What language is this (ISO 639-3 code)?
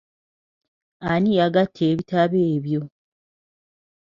lug